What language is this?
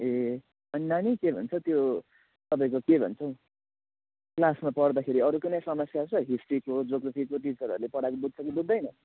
Nepali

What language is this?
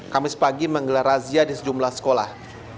Indonesian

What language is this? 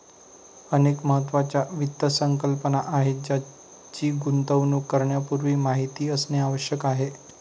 Marathi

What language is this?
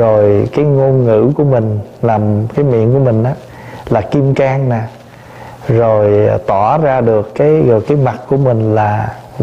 Vietnamese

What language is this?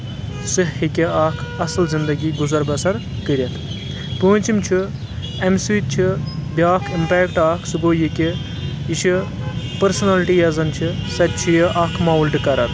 Kashmiri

